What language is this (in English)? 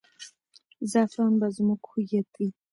Pashto